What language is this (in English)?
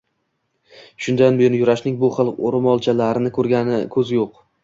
Uzbek